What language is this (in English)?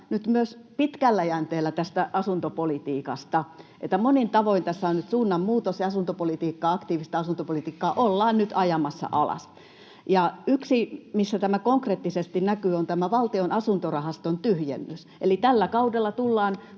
Finnish